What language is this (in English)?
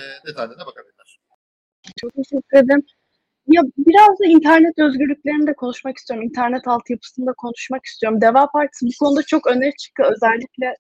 Turkish